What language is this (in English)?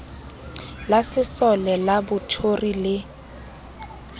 Southern Sotho